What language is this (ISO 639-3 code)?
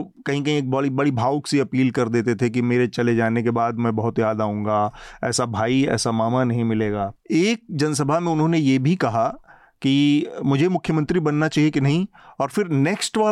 hin